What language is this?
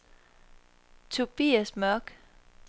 Danish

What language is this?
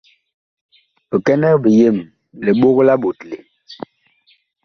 Bakoko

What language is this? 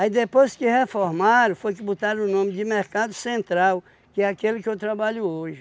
Portuguese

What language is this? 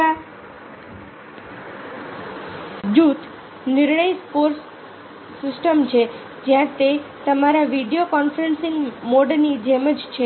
Gujarati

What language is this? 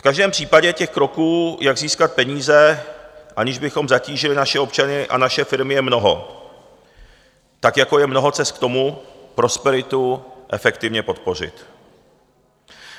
Czech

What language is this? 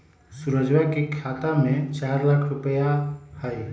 Magahi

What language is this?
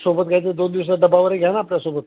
Marathi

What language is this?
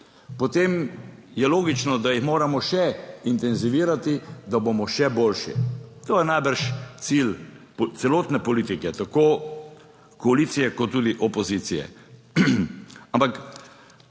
Slovenian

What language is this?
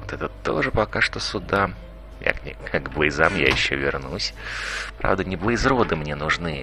Russian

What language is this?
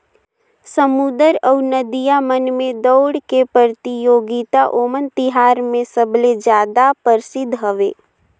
Chhattisgarhi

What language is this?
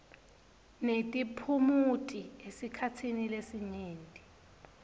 Swati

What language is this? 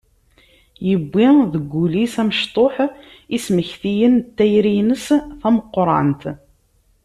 Kabyle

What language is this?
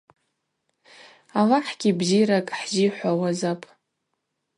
Abaza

